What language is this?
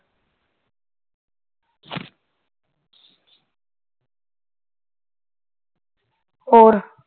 Punjabi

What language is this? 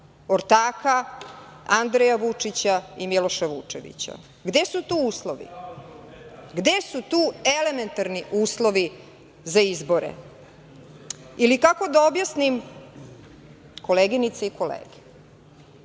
Serbian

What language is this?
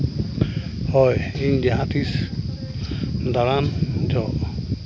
Santali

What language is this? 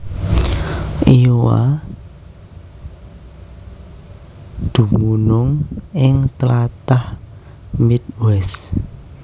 Javanese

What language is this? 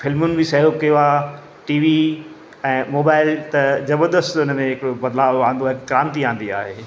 Sindhi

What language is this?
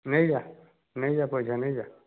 Odia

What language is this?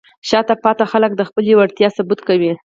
Pashto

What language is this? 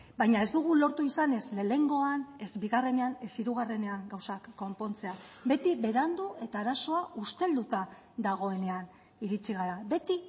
Basque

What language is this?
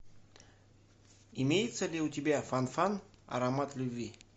Russian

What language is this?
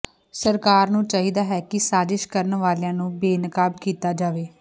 Punjabi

